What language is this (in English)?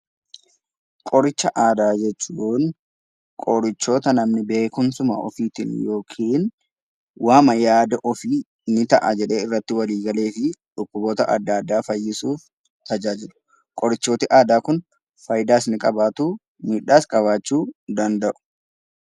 Oromo